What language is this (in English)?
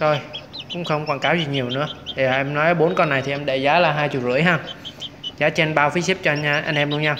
Vietnamese